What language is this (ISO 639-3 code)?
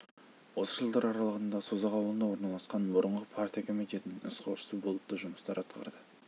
kaz